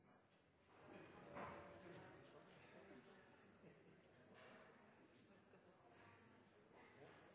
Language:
Norwegian Bokmål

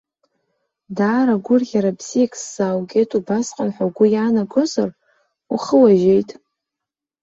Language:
Abkhazian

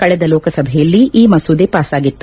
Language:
Kannada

